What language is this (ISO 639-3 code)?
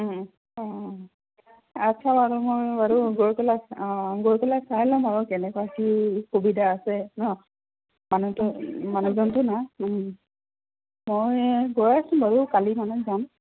asm